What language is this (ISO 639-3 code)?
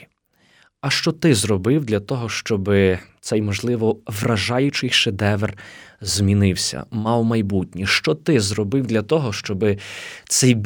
ukr